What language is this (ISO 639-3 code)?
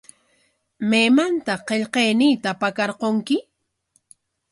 qwa